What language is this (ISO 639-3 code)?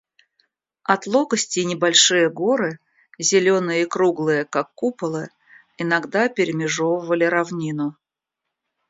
rus